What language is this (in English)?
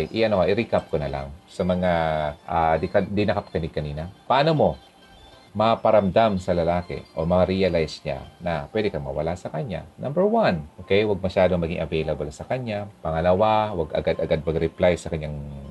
Filipino